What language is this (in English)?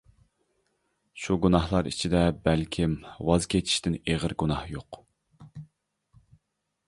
Uyghur